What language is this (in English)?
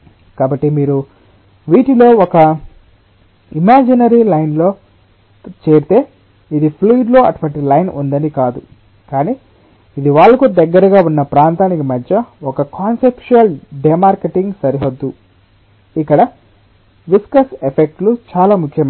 Telugu